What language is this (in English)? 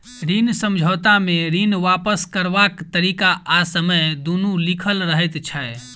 Maithili